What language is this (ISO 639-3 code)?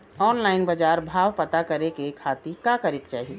bho